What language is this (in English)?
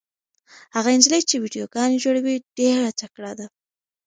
Pashto